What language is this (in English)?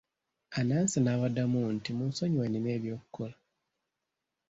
Ganda